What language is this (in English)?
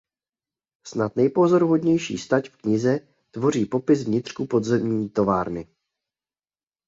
Czech